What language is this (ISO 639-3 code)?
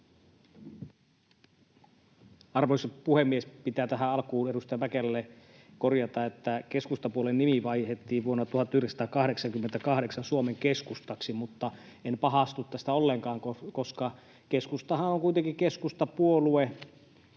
fin